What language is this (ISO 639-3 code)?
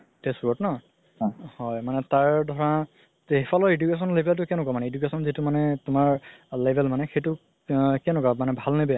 asm